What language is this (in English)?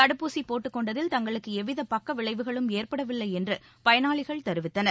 Tamil